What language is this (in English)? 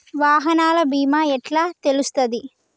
Telugu